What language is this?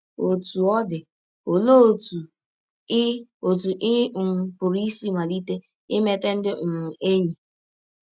Igbo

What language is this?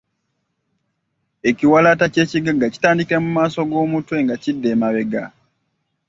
Ganda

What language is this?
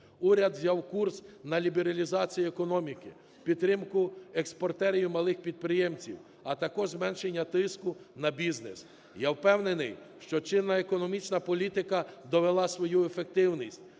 Ukrainian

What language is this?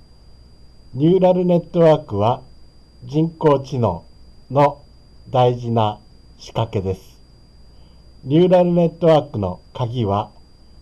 Japanese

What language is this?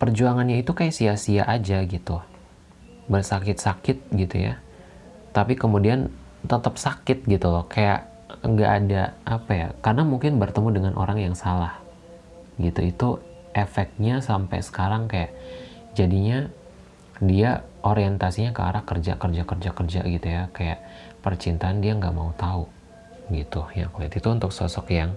Indonesian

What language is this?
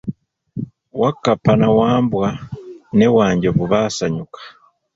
Ganda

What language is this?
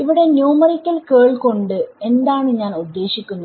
Malayalam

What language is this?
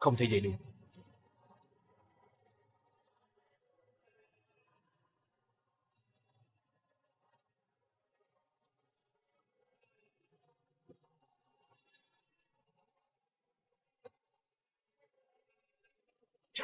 Vietnamese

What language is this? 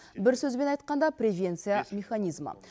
Kazakh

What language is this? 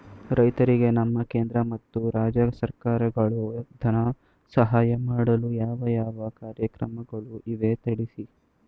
Kannada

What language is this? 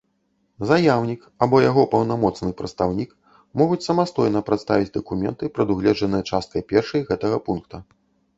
Belarusian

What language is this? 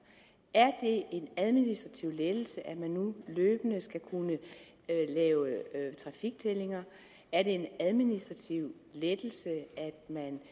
Danish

